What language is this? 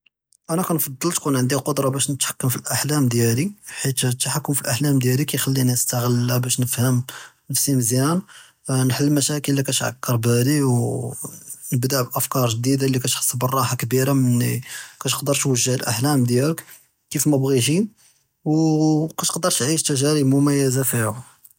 Judeo-Arabic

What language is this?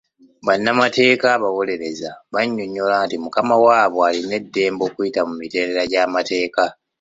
Ganda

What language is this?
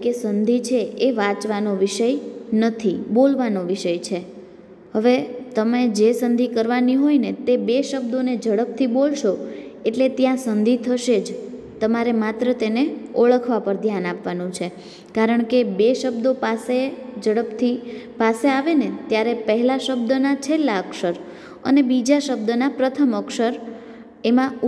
Gujarati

